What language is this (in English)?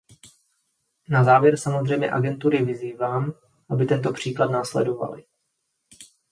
Czech